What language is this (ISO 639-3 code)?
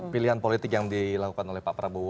ind